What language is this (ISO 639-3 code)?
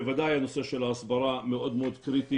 heb